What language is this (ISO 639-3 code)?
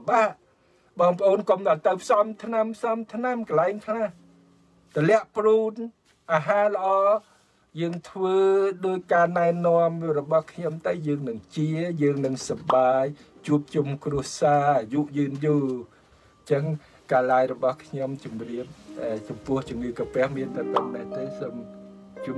tha